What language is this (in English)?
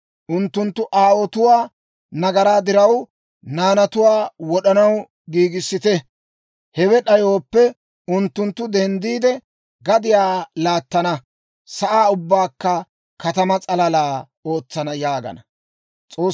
Dawro